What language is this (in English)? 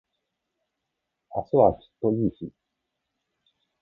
Japanese